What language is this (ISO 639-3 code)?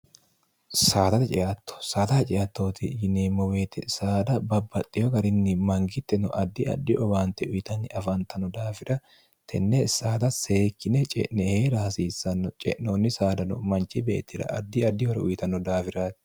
sid